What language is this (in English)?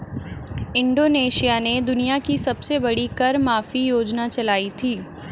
Hindi